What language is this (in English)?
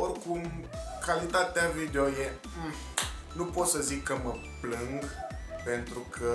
Romanian